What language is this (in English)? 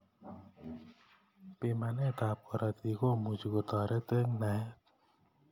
Kalenjin